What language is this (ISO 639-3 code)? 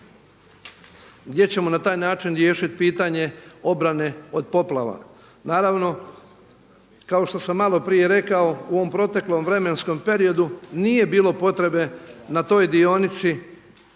hrv